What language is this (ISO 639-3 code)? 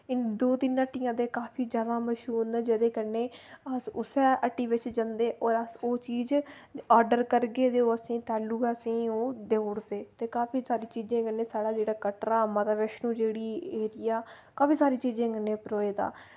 doi